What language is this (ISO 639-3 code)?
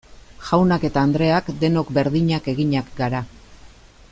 eus